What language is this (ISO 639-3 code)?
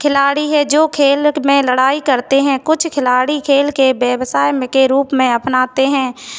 hin